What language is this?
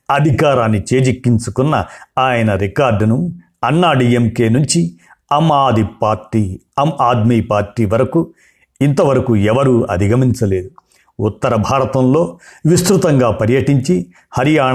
Telugu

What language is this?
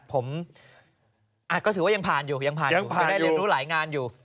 Thai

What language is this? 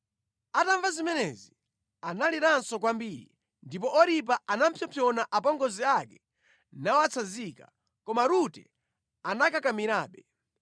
Nyanja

